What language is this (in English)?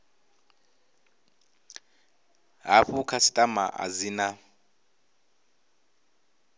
Venda